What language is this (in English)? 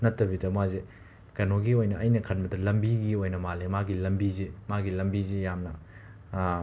Manipuri